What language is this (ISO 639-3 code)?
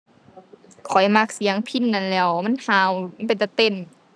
tha